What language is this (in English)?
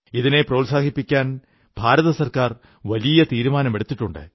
Malayalam